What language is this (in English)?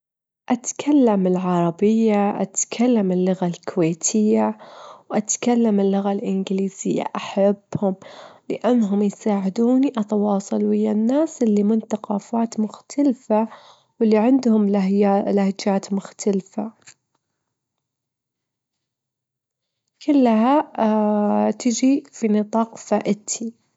Gulf Arabic